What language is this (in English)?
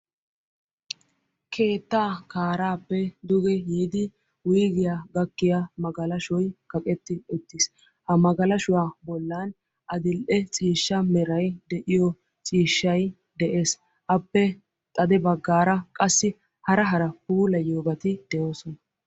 Wolaytta